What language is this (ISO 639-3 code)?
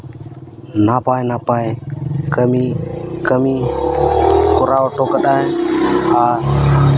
sat